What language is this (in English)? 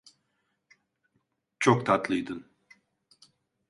Turkish